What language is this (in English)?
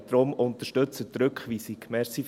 Swiss German